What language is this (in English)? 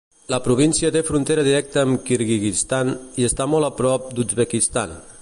Catalan